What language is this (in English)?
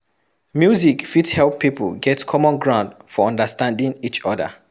Nigerian Pidgin